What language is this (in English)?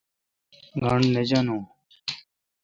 Kalkoti